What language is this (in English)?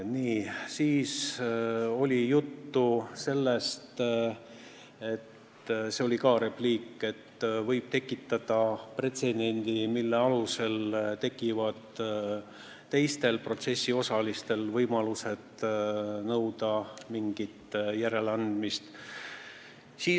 Estonian